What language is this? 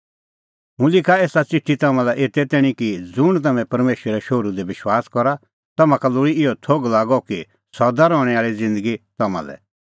Kullu Pahari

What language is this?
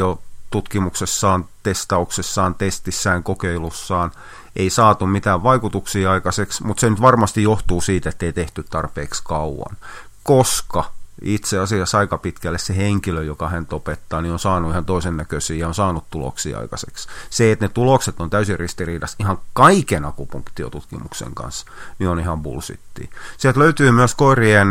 Finnish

